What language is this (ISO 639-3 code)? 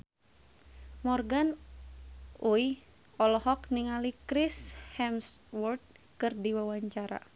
sun